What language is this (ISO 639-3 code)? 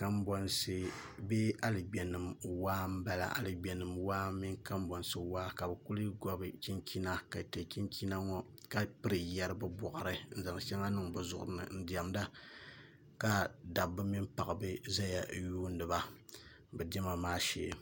dag